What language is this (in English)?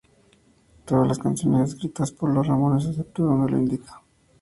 Spanish